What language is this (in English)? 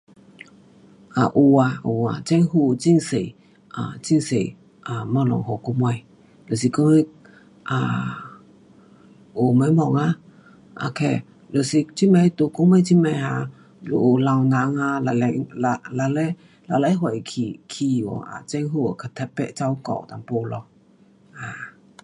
Pu-Xian Chinese